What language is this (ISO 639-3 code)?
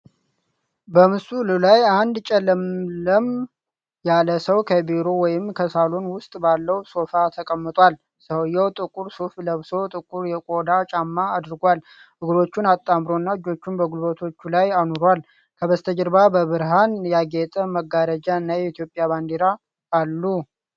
amh